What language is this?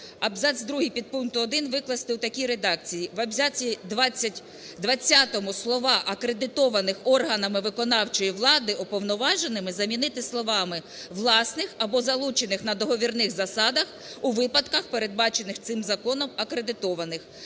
Ukrainian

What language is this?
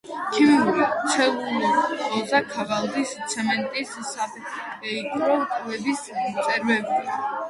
Georgian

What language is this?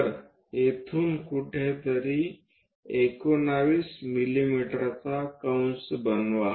Marathi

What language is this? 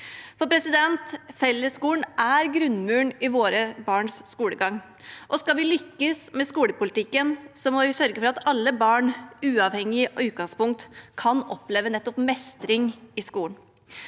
Norwegian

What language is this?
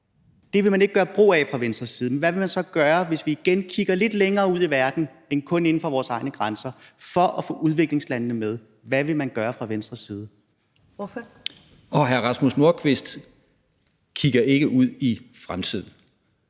Danish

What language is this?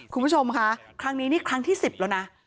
Thai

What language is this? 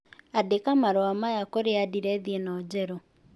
Kikuyu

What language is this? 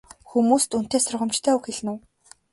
Mongolian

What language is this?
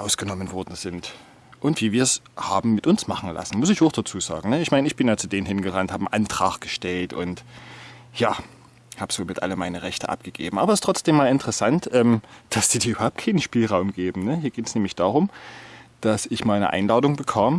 German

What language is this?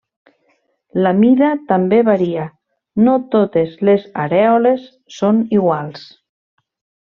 Catalan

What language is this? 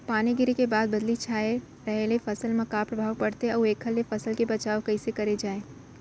Chhattisgarhi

